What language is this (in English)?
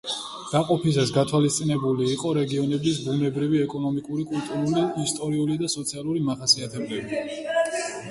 Georgian